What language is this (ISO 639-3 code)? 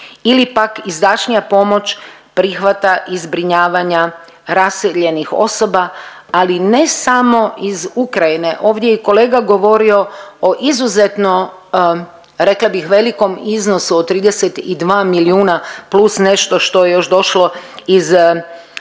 hrv